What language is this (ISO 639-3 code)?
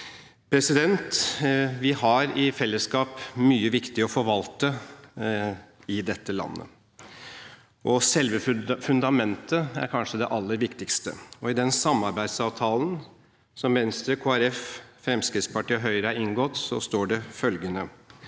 nor